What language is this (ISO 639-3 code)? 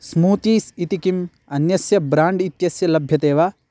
san